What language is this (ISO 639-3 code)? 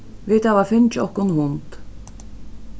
fao